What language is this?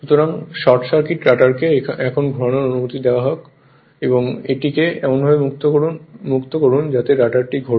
Bangla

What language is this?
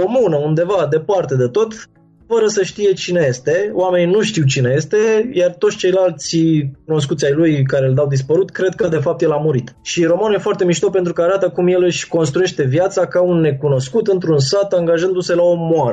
Romanian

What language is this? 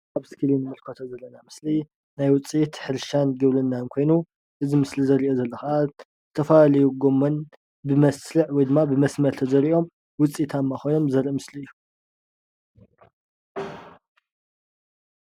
Tigrinya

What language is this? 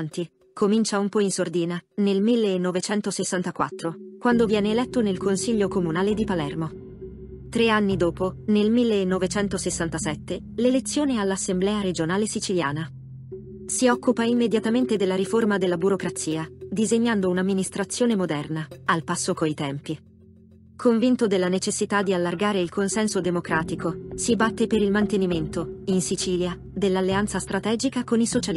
Italian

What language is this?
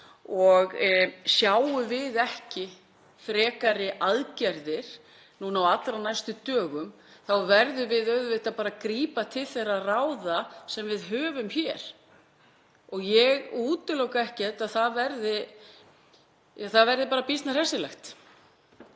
Icelandic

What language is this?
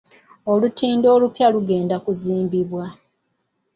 Ganda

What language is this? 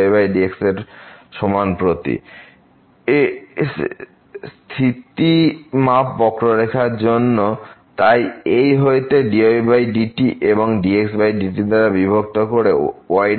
Bangla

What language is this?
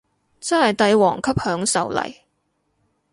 Cantonese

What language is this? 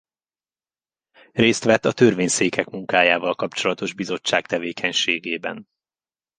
Hungarian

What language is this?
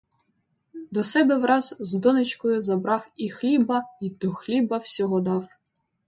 Ukrainian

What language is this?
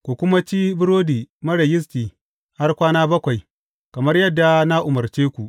Hausa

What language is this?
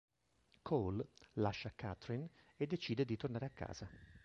Italian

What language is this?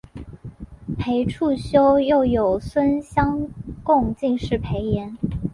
Chinese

